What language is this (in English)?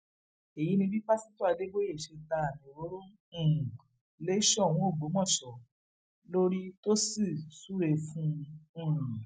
Yoruba